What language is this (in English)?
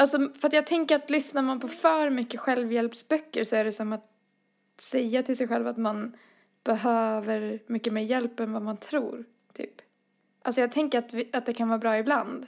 Swedish